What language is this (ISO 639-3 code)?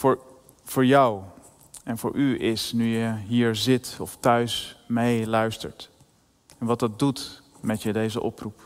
nld